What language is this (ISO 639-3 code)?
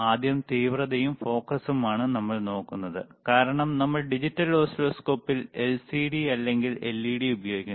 mal